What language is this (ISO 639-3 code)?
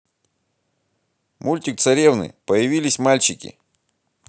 rus